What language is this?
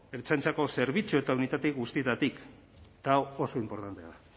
Basque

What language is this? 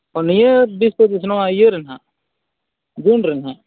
Santali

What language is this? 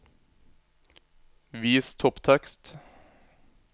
Norwegian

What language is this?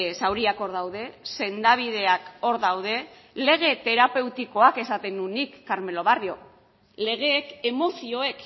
Basque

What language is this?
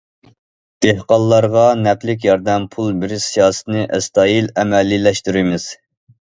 Uyghur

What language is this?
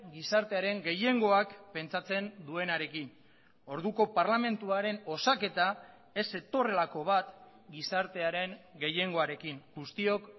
Basque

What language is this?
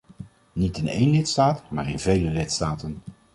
Dutch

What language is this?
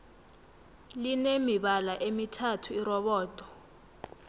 South Ndebele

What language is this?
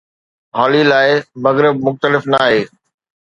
Sindhi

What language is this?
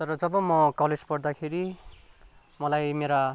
Nepali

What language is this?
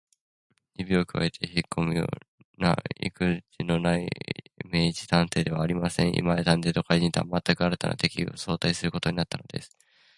Japanese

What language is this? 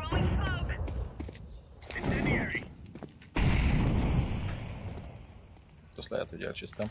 Hungarian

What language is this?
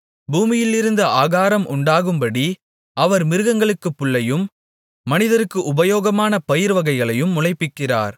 Tamil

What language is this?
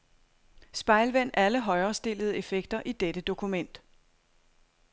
Danish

